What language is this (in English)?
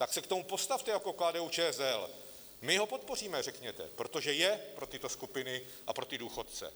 Czech